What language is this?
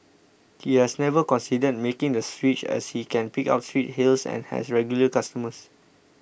English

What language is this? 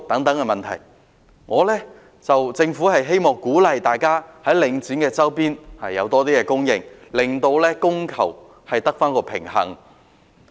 Cantonese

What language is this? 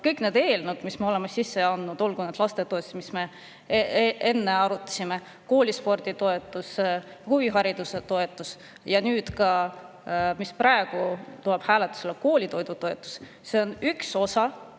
Estonian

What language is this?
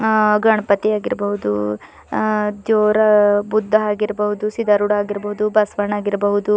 Kannada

